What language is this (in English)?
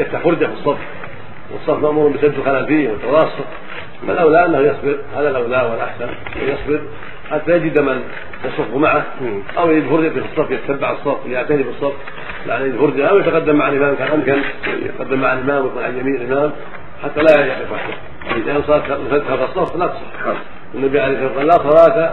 Arabic